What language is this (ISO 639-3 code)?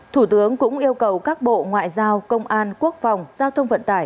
vie